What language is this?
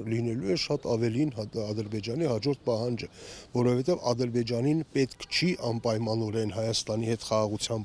Turkish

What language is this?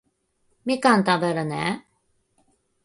Japanese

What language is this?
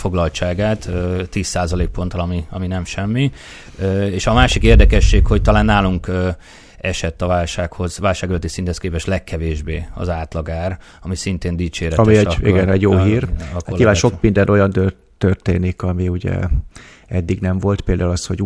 Hungarian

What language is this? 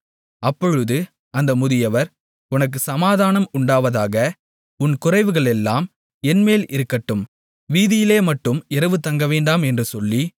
Tamil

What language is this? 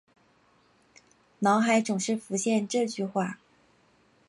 Chinese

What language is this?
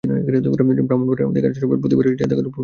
Bangla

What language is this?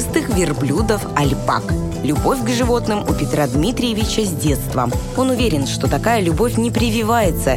Russian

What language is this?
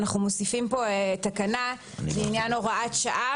Hebrew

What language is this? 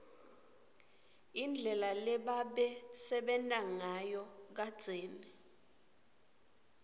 Swati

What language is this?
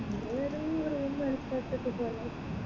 Malayalam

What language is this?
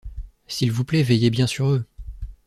French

